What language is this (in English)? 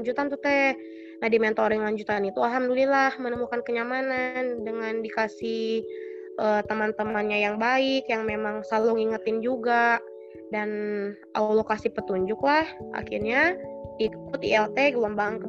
Indonesian